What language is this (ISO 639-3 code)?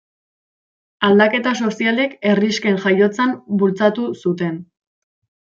eus